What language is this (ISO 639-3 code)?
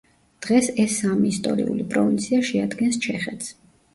kat